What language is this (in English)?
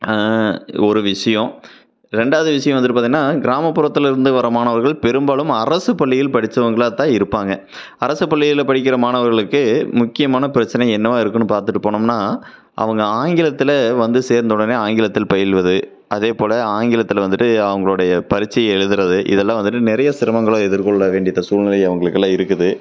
Tamil